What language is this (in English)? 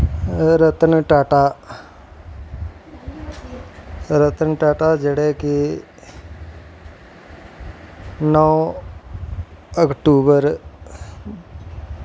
Dogri